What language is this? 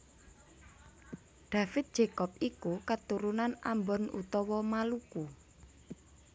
Javanese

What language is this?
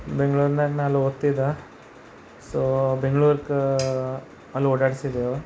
Kannada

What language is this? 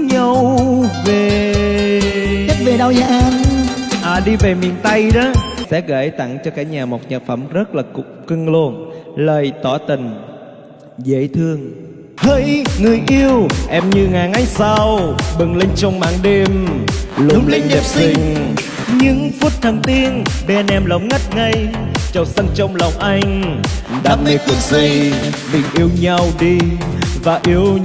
Vietnamese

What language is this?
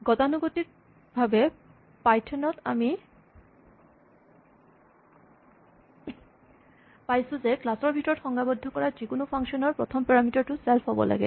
Assamese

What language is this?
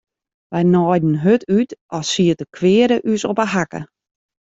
Western Frisian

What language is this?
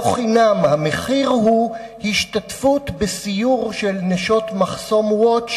Hebrew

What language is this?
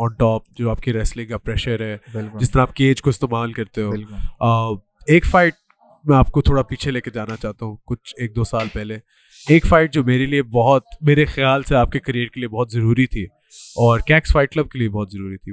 Urdu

